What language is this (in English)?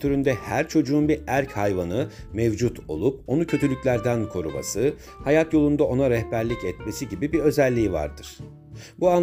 Turkish